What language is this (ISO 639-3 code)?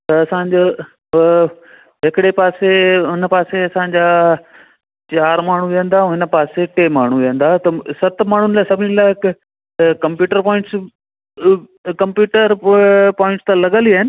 snd